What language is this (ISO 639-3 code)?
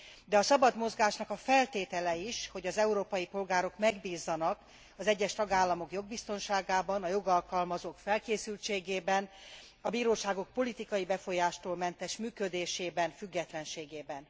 hun